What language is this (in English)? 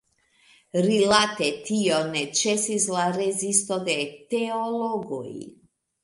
Esperanto